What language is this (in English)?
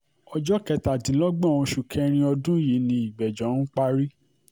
Yoruba